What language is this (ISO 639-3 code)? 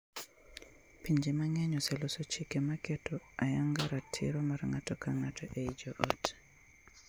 luo